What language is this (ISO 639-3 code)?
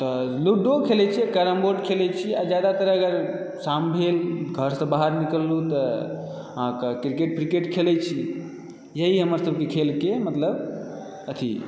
mai